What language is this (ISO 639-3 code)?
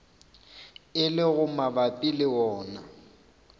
nso